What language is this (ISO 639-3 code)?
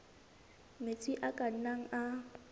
sot